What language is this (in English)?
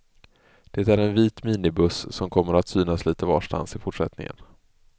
Swedish